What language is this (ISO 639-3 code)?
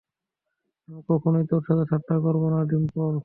ben